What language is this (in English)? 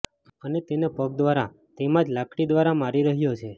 Gujarati